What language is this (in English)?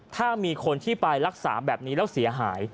Thai